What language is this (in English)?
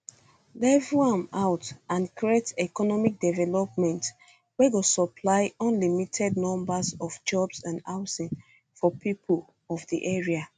Nigerian Pidgin